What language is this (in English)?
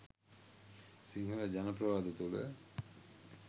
Sinhala